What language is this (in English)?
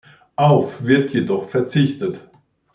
German